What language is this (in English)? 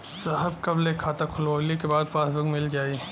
Bhojpuri